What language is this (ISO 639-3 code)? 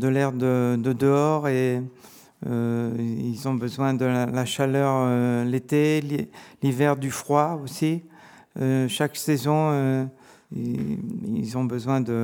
fra